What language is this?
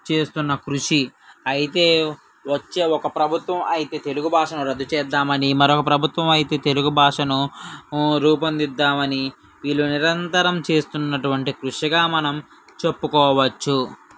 Telugu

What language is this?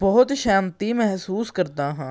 Punjabi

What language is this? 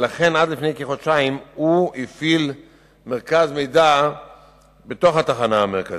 Hebrew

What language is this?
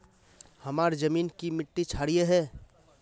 Magahi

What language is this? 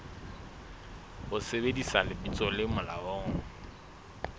Southern Sotho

